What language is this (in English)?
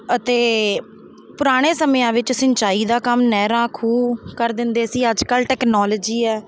Punjabi